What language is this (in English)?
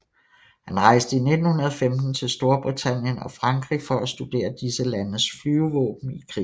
Danish